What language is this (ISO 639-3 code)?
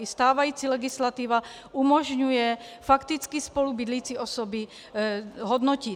ces